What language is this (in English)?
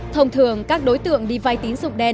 Vietnamese